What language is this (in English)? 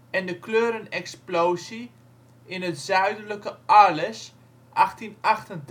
Dutch